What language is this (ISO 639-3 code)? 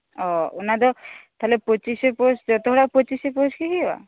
sat